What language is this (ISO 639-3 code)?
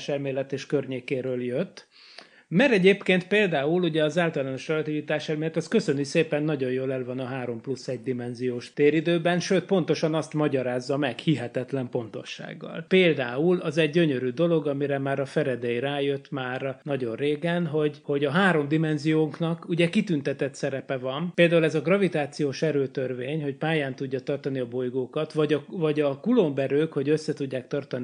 hun